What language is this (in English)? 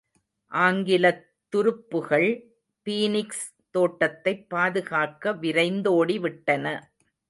Tamil